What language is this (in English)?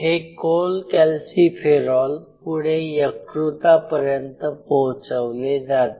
Marathi